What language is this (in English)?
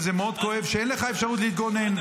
Hebrew